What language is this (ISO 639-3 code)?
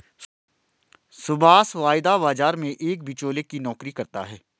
hin